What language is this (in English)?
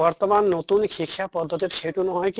Assamese